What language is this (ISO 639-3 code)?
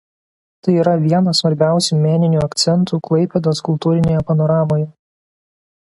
lit